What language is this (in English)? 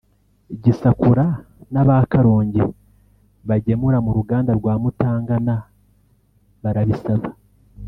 Kinyarwanda